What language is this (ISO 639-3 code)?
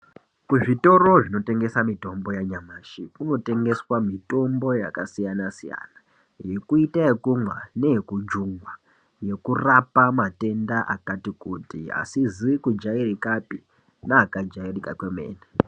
ndc